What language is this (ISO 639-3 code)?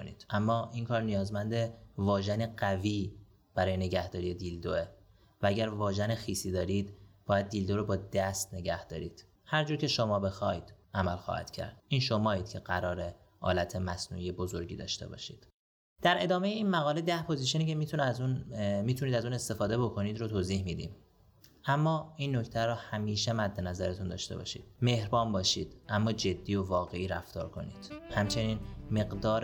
fas